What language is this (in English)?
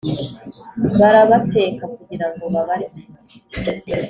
Kinyarwanda